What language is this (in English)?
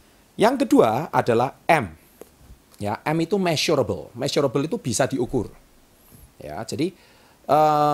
Indonesian